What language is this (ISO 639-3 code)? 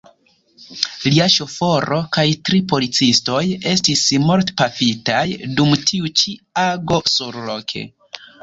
epo